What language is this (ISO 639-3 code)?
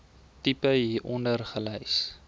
afr